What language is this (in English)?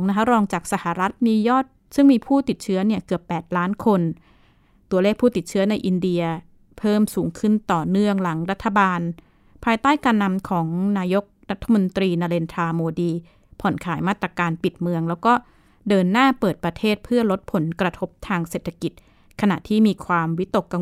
Thai